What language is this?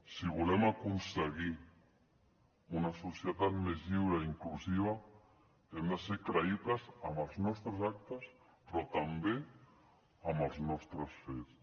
Catalan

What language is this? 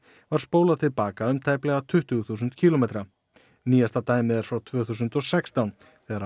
Icelandic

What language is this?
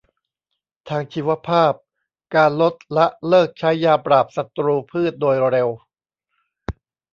Thai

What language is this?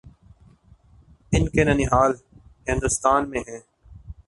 Urdu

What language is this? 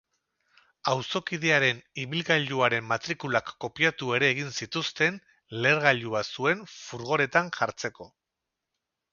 Basque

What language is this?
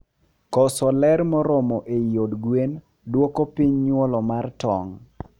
Luo (Kenya and Tanzania)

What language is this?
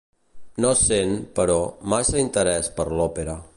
Catalan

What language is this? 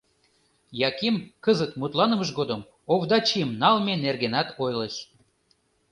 Mari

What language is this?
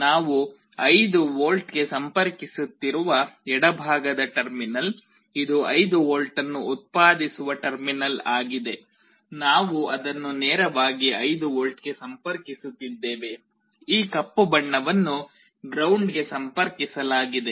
Kannada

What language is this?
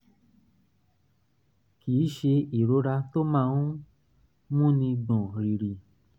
Yoruba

